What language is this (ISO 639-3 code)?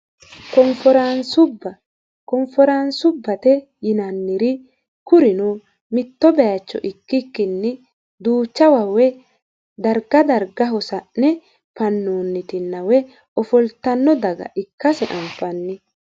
sid